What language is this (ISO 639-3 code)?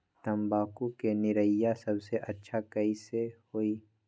mag